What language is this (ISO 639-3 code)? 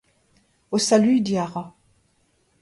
bre